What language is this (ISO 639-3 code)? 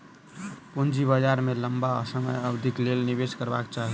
mai